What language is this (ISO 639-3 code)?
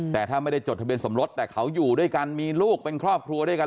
tha